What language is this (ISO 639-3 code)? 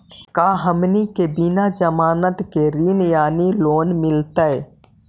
mag